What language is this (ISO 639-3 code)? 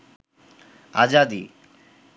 ben